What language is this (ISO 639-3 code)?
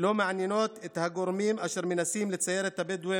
heb